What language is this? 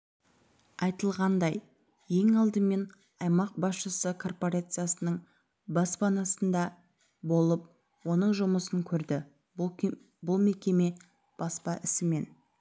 Kazakh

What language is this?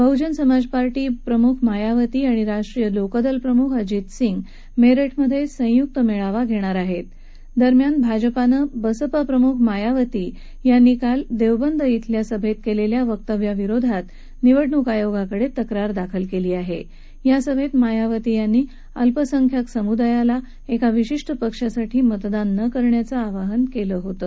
Marathi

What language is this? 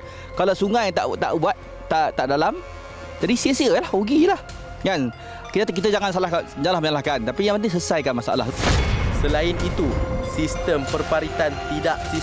Malay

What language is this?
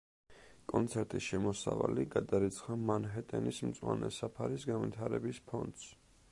Georgian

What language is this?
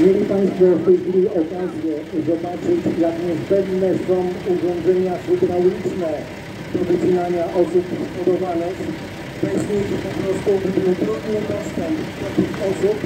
Polish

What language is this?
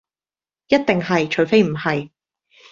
Cantonese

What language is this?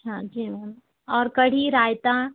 Hindi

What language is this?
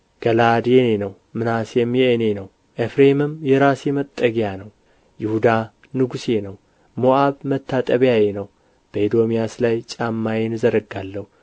Amharic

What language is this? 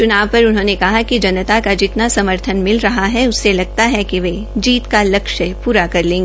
Hindi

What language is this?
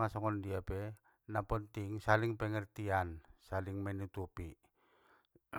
Batak Mandailing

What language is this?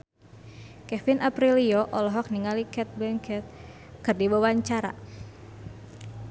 Sundanese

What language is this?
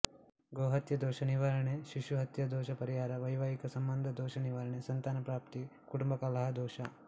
Kannada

